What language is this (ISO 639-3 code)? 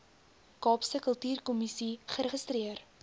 afr